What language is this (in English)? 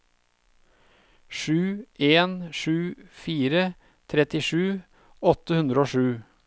Norwegian